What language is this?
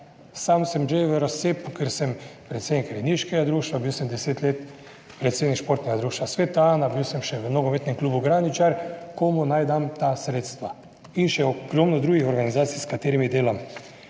Slovenian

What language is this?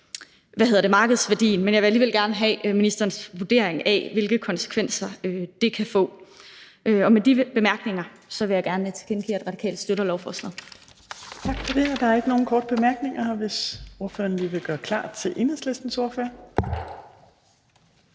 Danish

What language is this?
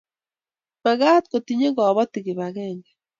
Kalenjin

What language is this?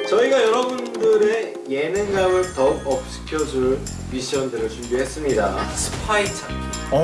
Korean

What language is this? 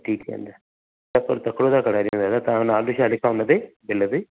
Sindhi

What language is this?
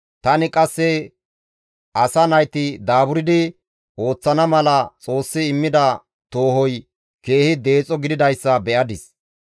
Gamo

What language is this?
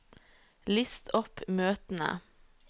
Norwegian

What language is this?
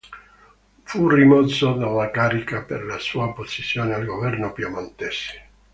Italian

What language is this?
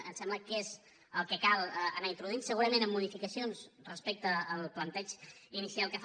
Catalan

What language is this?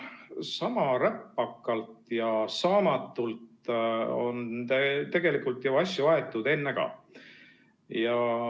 Estonian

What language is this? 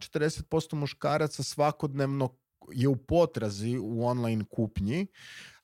Croatian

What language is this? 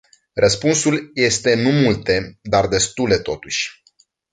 Romanian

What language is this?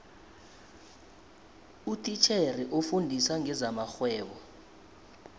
South Ndebele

